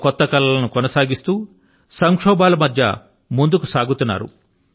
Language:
Telugu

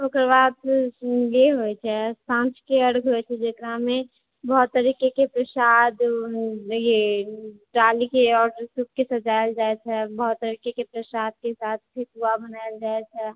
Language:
Maithili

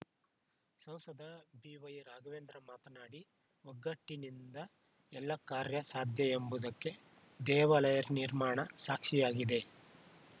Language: Kannada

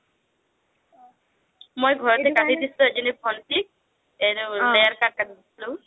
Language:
Assamese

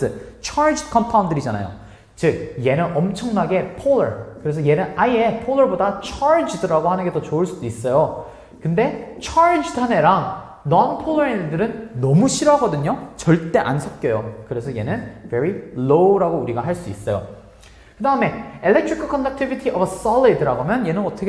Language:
Korean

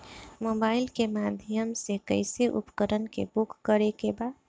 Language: Bhojpuri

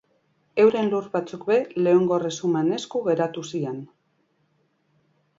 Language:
Basque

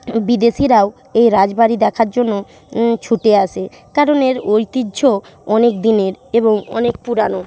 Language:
Bangla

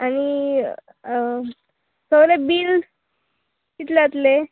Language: Konkani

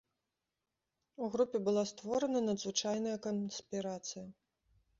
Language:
Belarusian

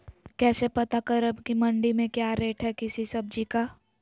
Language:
Magahi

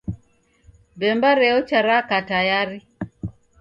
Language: Taita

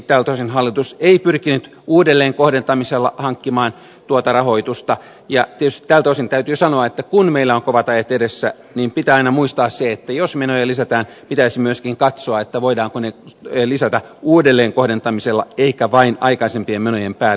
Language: Finnish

